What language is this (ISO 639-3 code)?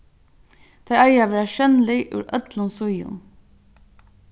fao